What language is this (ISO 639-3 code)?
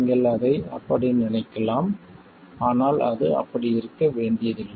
tam